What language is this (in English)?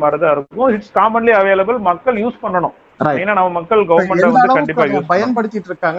Tamil